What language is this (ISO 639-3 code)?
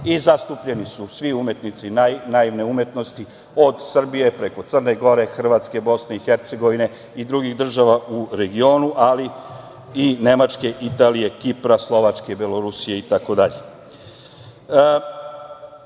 srp